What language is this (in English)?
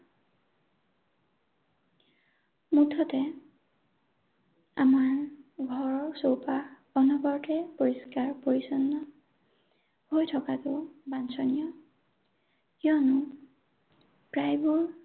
Assamese